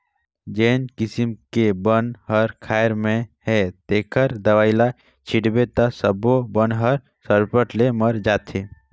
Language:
Chhattisgarhi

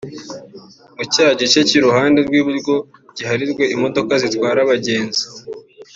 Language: Kinyarwanda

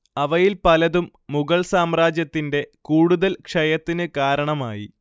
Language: Malayalam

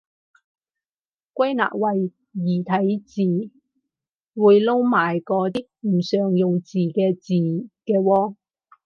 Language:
Cantonese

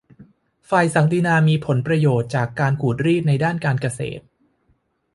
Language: Thai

